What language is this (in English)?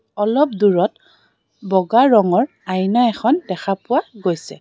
Assamese